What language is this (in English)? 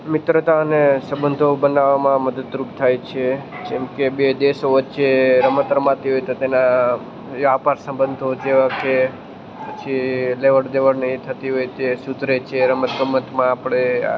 Gujarati